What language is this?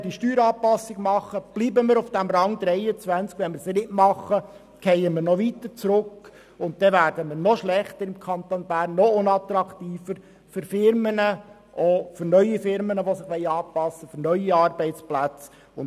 Swiss German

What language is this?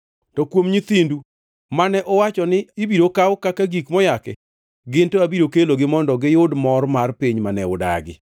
Luo (Kenya and Tanzania)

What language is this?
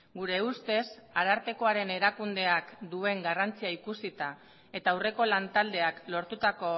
Basque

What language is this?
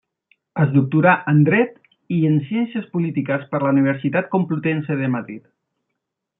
Catalan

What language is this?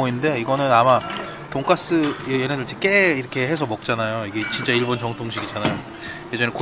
Korean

